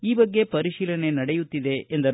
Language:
Kannada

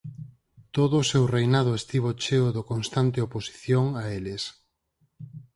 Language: Galician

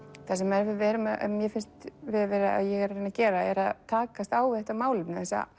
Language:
Icelandic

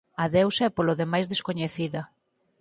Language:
Galician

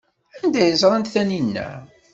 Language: Kabyle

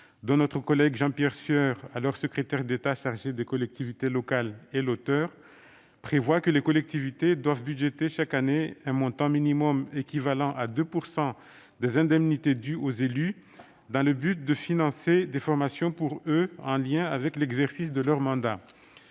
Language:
French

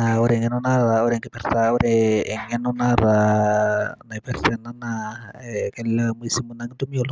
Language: Masai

